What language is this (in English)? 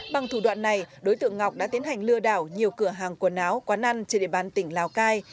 Vietnamese